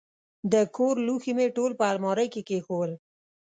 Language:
Pashto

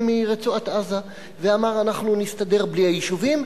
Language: Hebrew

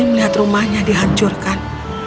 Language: Indonesian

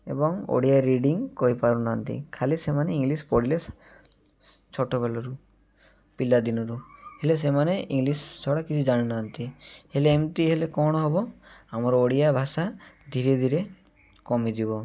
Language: Odia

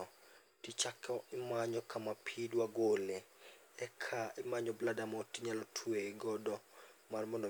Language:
Luo (Kenya and Tanzania)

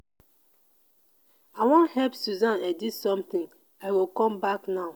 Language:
Nigerian Pidgin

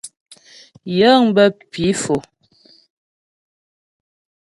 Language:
Ghomala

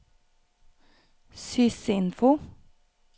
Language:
Norwegian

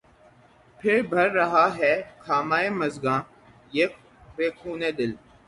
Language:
Urdu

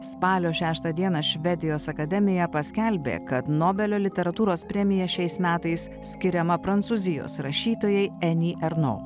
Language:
Lithuanian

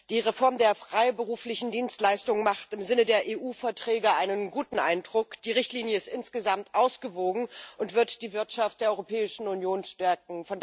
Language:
German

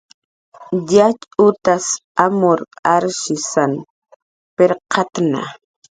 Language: Jaqaru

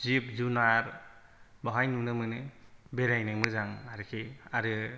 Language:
Bodo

